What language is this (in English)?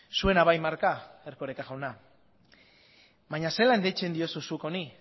Basque